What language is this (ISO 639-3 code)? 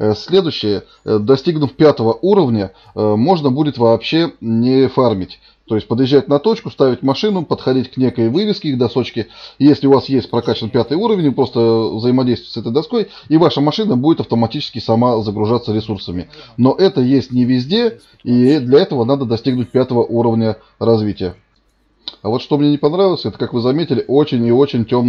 rus